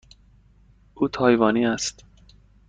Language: Persian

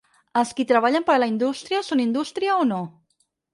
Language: Catalan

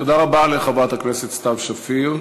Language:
Hebrew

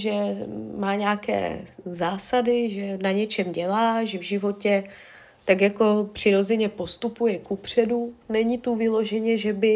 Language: Czech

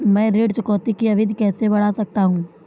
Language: Hindi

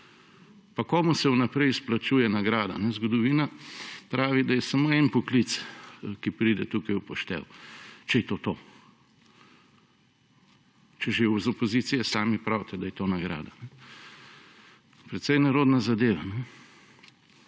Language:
Slovenian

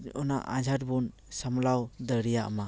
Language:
Santali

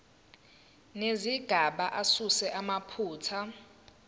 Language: Zulu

